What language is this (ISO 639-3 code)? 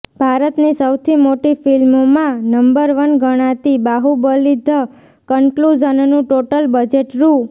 guj